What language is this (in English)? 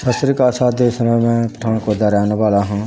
Punjabi